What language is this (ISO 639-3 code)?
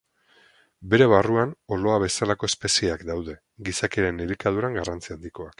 eus